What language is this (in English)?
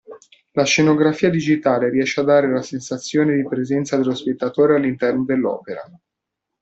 Italian